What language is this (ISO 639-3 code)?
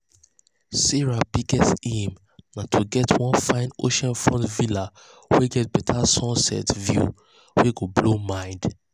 pcm